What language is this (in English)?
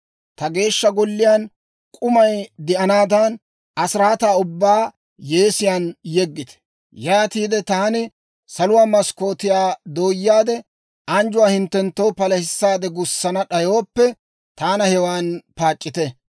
Dawro